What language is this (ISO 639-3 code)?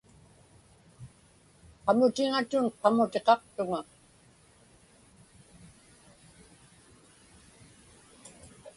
ipk